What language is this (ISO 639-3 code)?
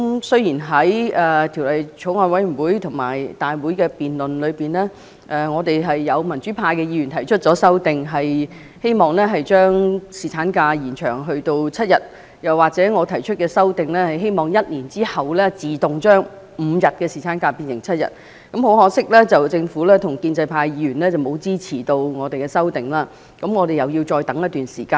yue